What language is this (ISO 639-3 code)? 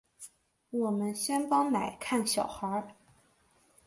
zho